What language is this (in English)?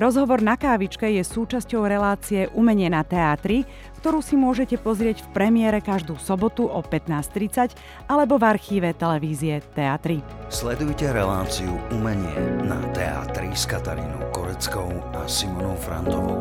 Slovak